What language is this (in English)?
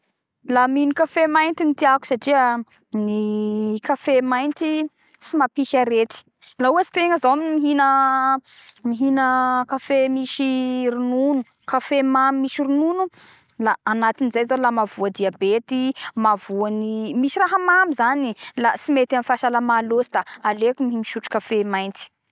Bara Malagasy